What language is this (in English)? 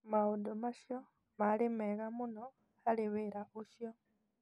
Kikuyu